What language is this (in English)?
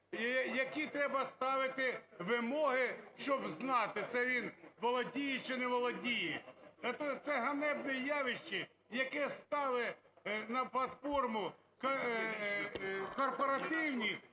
Ukrainian